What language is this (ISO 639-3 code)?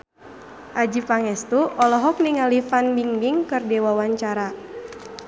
sun